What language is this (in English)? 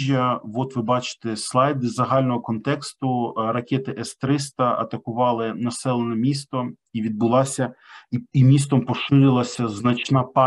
Ukrainian